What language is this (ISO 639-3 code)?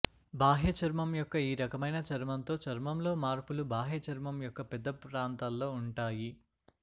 tel